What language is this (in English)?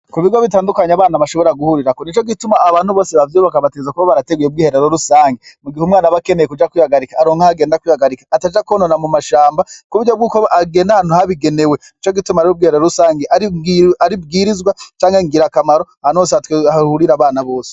Rundi